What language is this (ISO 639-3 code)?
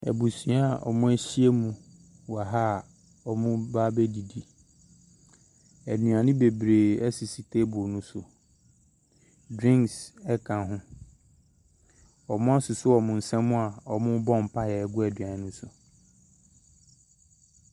aka